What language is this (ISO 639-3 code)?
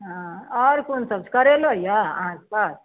mai